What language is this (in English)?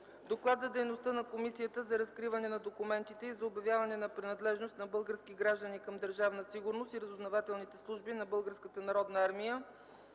Bulgarian